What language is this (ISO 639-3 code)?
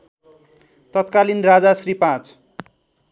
nep